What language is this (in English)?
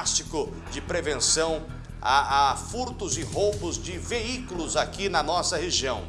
Portuguese